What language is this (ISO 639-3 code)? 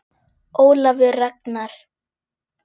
isl